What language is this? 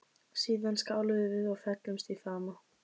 Icelandic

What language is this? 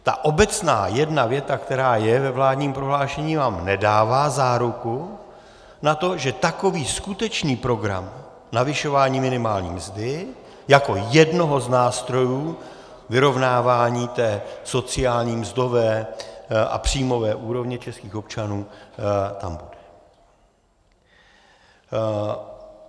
Czech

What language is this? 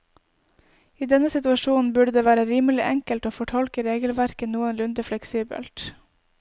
Norwegian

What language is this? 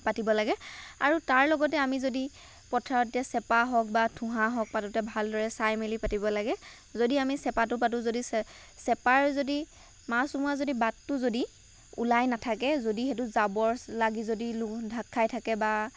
Assamese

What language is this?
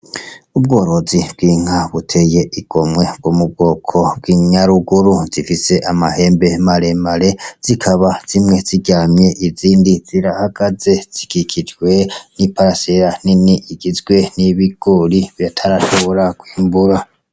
Rundi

